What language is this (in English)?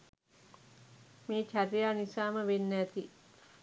Sinhala